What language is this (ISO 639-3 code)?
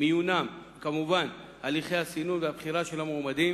heb